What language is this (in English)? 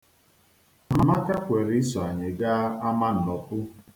Igbo